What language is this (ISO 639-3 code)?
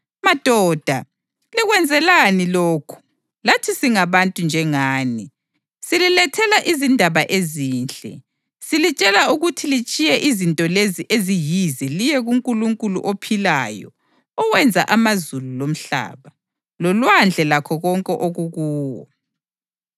nde